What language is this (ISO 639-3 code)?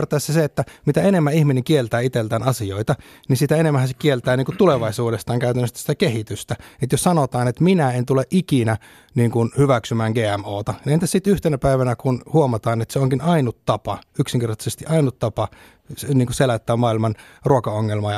fin